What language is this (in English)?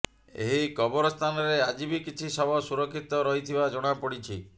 Odia